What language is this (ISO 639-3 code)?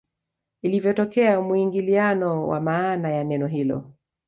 swa